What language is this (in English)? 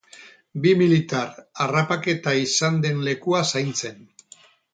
Basque